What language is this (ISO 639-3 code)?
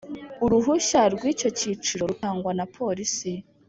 kin